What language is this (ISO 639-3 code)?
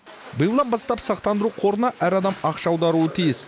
kaz